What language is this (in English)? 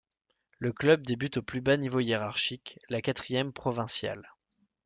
French